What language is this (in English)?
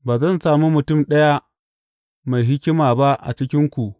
Hausa